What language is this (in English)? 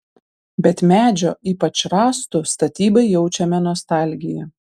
Lithuanian